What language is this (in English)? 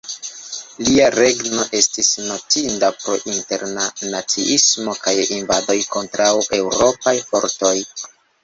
Esperanto